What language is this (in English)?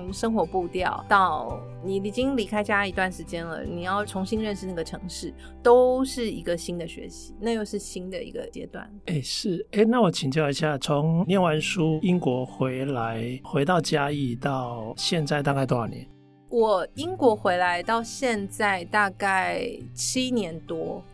Chinese